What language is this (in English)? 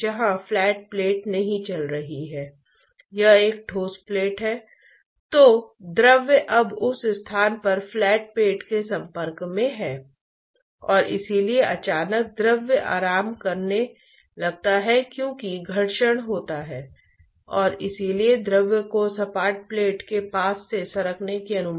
Hindi